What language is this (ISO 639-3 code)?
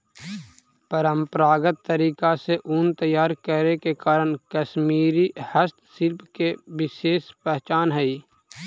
mag